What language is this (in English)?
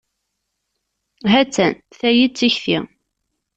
Kabyle